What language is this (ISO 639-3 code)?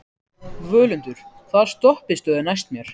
isl